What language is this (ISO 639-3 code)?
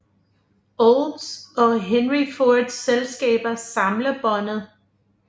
dan